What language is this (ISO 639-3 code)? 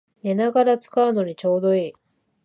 jpn